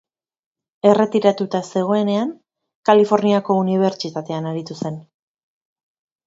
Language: Basque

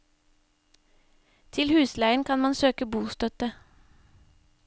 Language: Norwegian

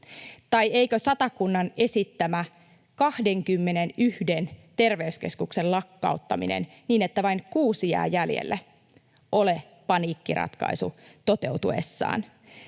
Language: Finnish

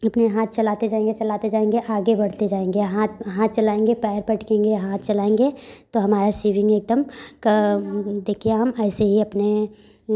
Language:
Hindi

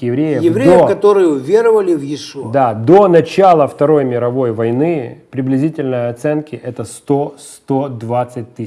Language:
Russian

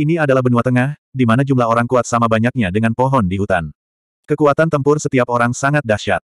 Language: Indonesian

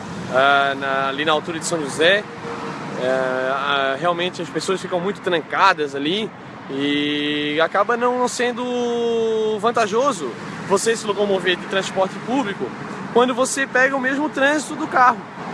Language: Portuguese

